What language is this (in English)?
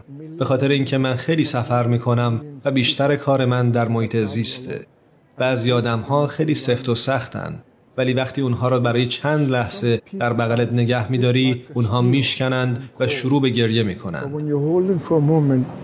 Persian